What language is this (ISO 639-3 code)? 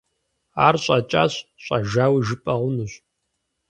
kbd